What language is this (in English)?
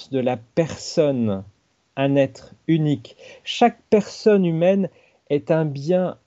French